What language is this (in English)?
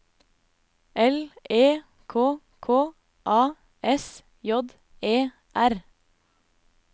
Norwegian